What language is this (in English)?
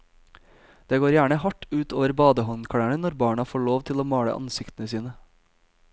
Norwegian